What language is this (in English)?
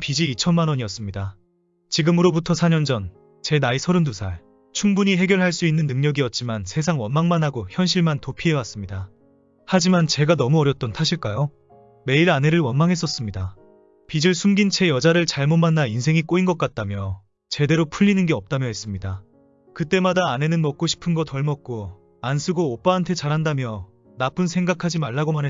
Korean